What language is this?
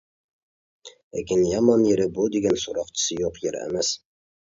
Uyghur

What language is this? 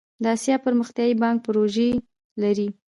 Pashto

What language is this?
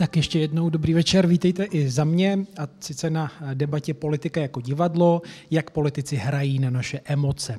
Czech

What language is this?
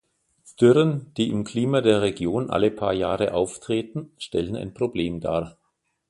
German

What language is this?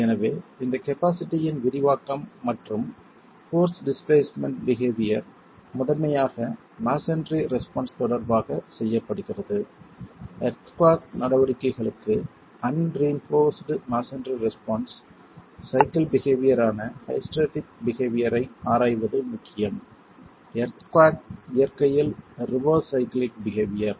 Tamil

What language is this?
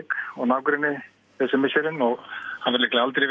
Icelandic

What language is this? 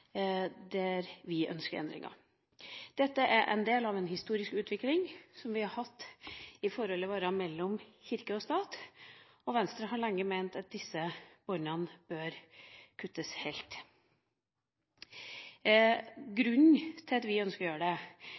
Norwegian Bokmål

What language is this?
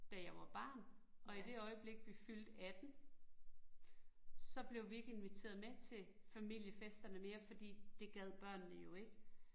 Danish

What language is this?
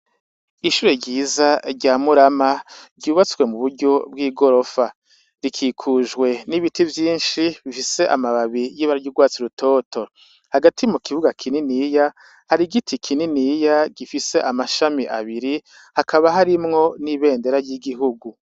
Rundi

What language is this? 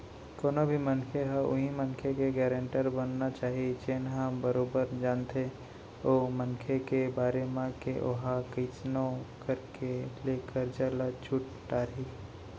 Chhattisgarhi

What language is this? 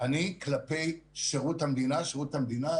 Hebrew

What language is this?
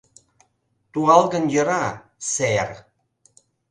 Mari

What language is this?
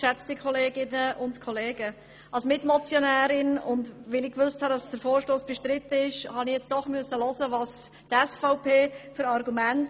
Swiss German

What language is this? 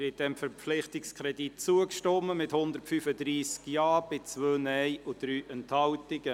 Swiss German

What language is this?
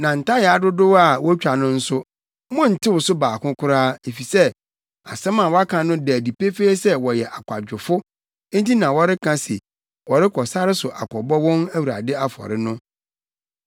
Akan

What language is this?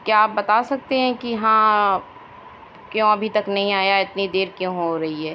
Urdu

